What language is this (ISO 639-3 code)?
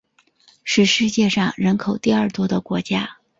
zho